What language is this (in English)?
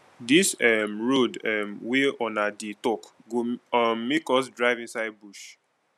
Nigerian Pidgin